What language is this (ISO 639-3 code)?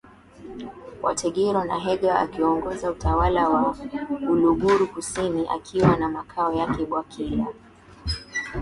swa